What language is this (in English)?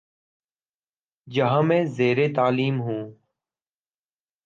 Urdu